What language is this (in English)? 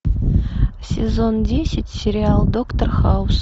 Russian